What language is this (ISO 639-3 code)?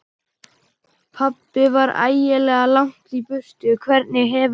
isl